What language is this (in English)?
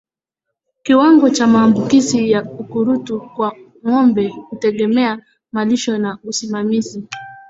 Swahili